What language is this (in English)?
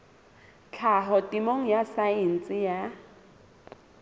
Southern Sotho